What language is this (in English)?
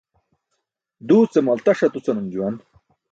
Burushaski